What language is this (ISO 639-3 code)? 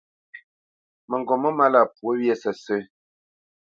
bce